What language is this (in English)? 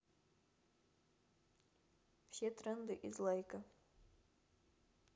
Russian